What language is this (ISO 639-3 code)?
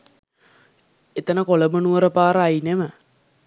sin